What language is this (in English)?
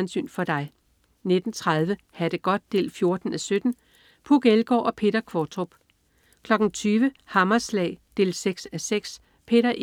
Danish